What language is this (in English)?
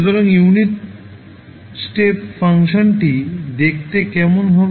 Bangla